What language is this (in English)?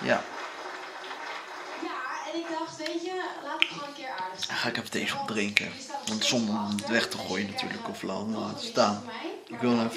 Dutch